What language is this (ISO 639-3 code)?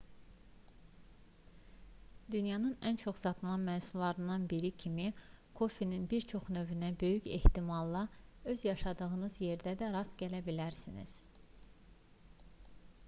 aze